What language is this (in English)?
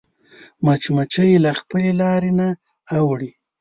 Pashto